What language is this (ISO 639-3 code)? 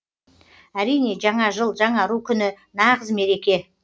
kaz